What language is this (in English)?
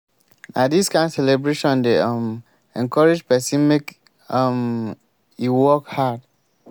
Nigerian Pidgin